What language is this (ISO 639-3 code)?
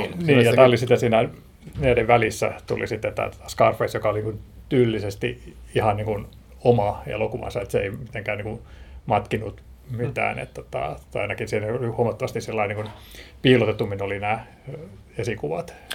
fin